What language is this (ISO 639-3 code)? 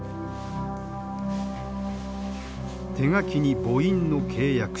jpn